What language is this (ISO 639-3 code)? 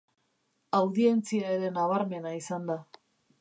eus